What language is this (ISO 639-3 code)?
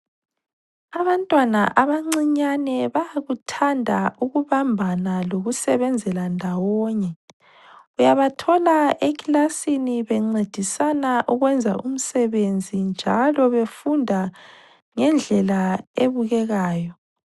nde